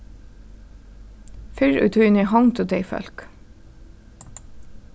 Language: Faroese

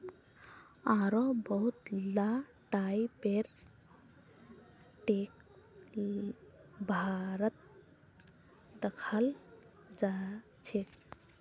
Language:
Magahi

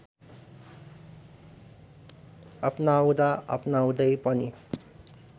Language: Nepali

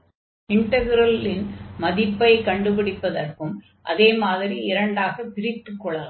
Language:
Tamil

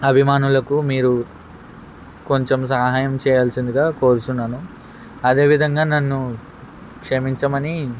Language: Telugu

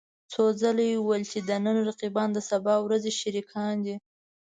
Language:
Pashto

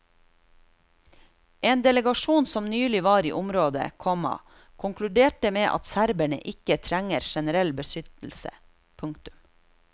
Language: Norwegian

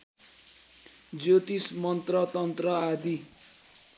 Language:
Nepali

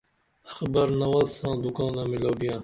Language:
Dameli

